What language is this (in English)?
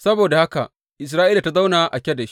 Hausa